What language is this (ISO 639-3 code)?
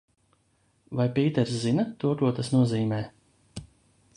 lav